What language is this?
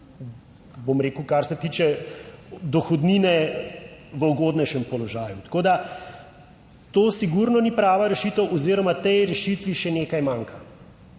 Slovenian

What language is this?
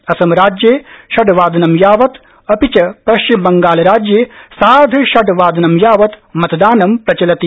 Sanskrit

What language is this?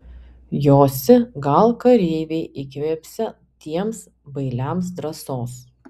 Lithuanian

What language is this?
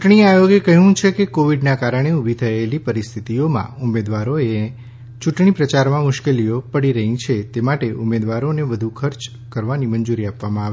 Gujarati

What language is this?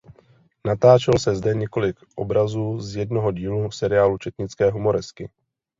Czech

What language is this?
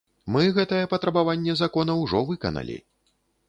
Belarusian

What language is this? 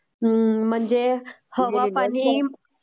Marathi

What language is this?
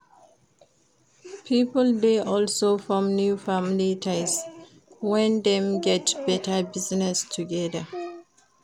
Nigerian Pidgin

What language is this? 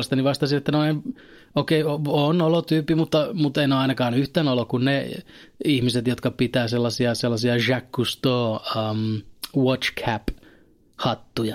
Finnish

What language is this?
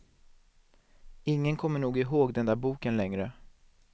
Swedish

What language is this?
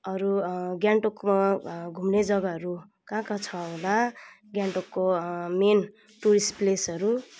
Nepali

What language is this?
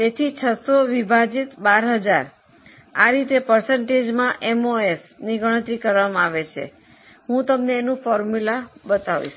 Gujarati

